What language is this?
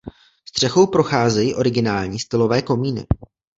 Czech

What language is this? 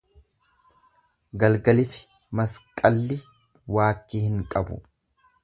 Oromo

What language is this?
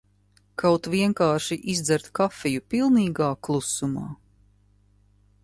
Latvian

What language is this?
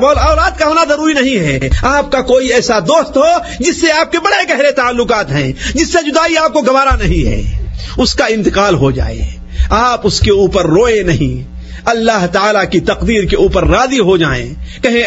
Urdu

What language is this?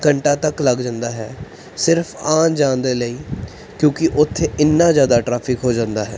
Punjabi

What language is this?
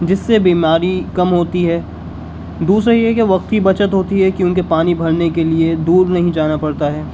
Urdu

